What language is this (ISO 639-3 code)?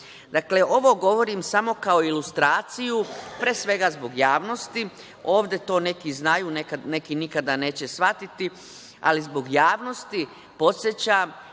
srp